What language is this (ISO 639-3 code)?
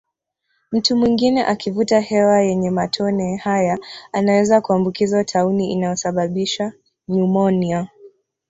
swa